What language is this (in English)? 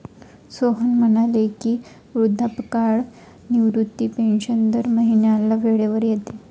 Marathi